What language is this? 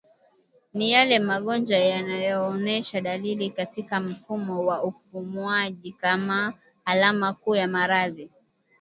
Swahili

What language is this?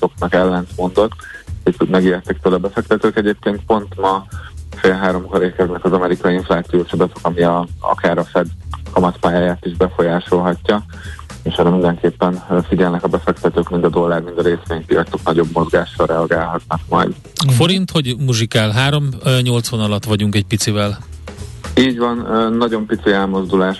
Hungarian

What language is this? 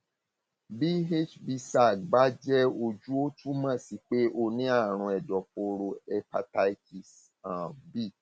Yoruba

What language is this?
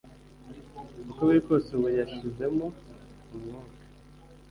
Kinyarwanda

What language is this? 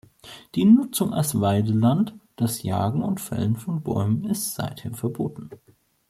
German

